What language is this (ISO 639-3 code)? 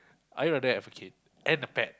eng